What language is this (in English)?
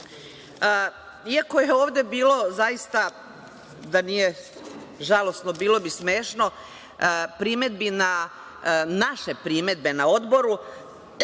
Serbian